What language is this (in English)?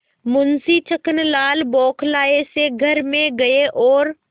Hindi